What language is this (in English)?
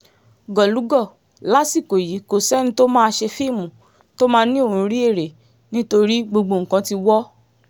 Yoruba